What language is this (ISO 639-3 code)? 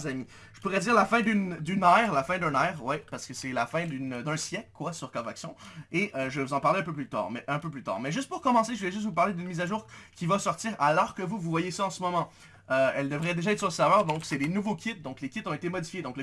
fra